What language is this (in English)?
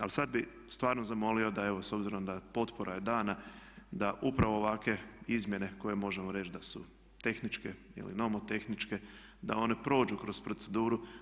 Croatian